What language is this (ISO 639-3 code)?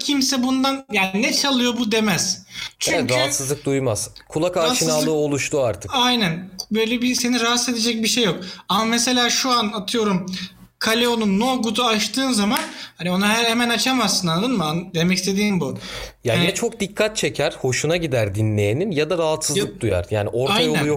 tur